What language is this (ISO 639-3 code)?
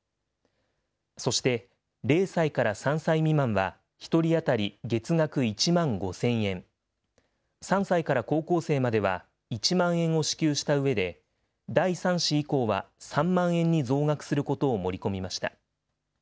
jpn